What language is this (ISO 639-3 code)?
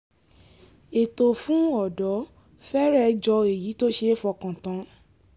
yor